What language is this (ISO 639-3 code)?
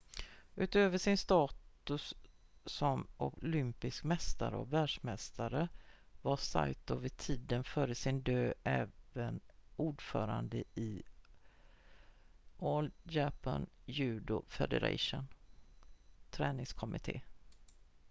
swe